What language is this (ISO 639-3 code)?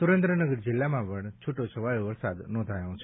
guj